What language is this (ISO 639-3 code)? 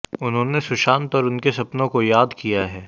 hin